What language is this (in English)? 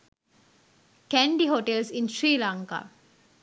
Sinhala